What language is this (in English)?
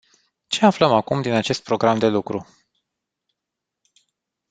Romanian